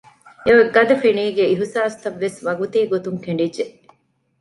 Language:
Divehi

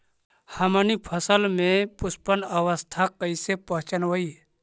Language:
Magahi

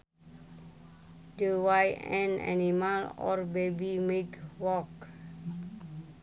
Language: Sundanese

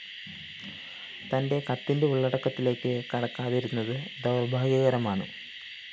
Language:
Malayalam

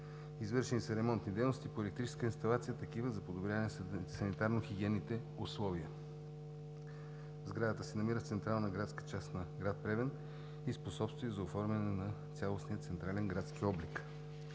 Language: Bulgarian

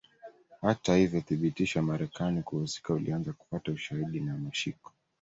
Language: Swahili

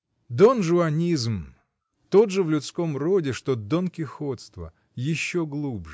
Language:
Russian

